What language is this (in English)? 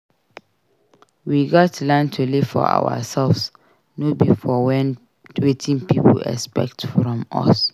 Nigerian Pidgin